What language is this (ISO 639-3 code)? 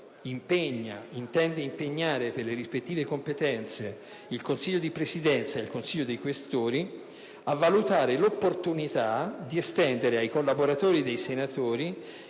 ita